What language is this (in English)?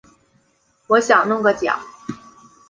Chinese